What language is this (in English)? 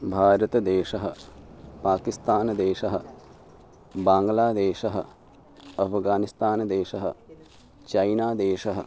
Sanskrit